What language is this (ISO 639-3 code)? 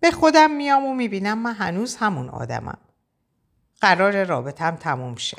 fas